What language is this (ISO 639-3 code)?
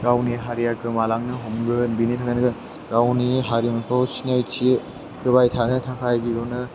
brx